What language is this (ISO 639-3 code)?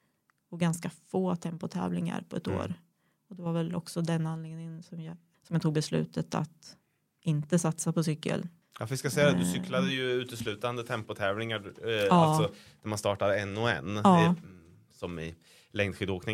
swe